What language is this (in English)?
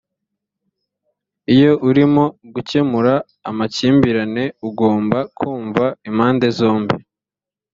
Kinyarwanda